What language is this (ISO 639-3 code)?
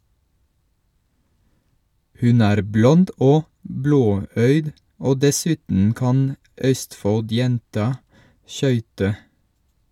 nor